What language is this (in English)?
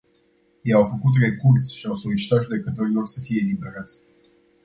Romanian